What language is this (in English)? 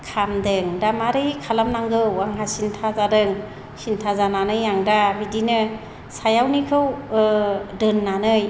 Bodo